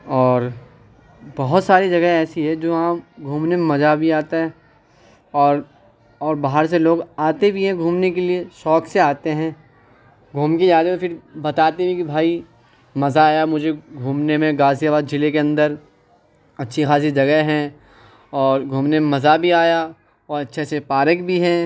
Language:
Urdu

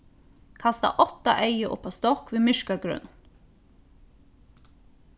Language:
Faroese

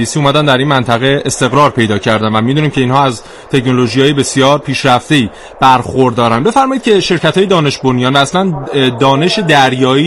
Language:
Persian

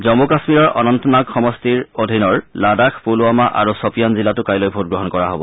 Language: Assamese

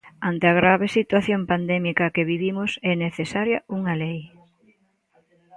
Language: Galician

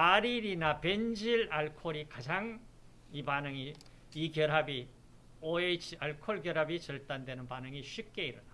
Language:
Korean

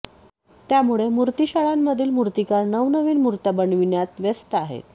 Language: Marathi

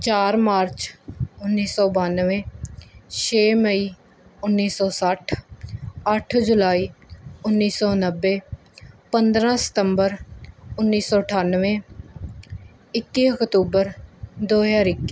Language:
Punjabi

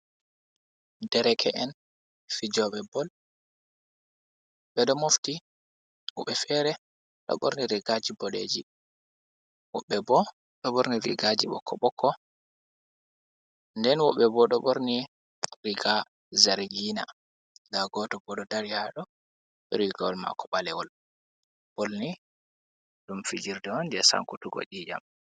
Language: Fula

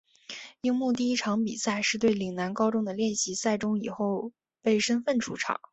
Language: Chinese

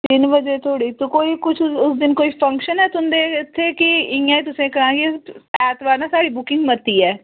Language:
Dogri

